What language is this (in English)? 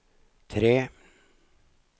Norwegian